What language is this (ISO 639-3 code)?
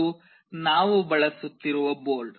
kan